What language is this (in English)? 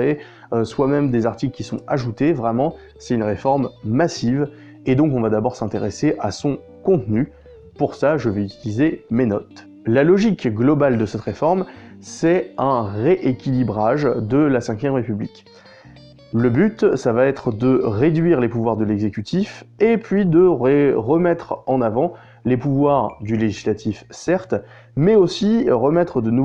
French